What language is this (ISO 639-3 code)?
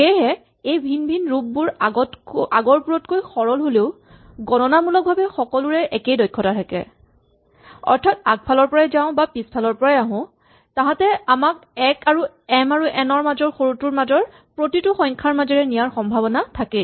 asm